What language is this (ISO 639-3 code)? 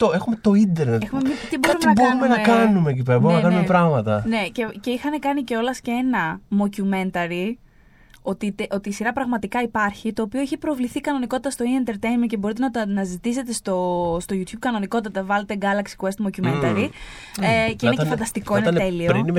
ell